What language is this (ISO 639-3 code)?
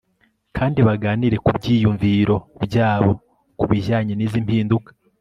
kin